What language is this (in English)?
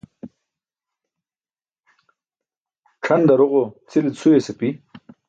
Burushaski